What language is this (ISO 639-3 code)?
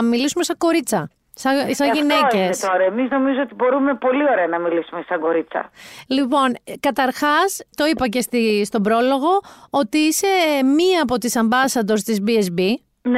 ell